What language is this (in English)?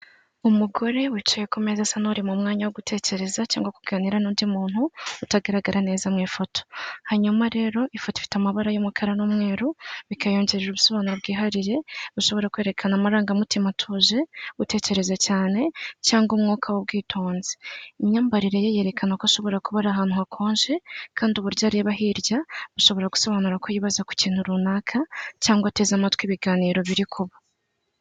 Kinyarwanda